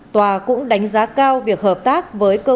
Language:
Vietnamese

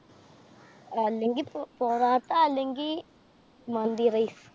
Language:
Malayalam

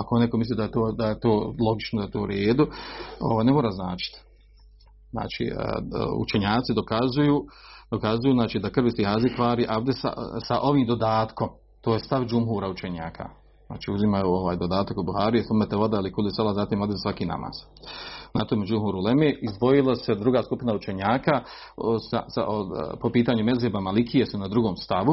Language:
Croatian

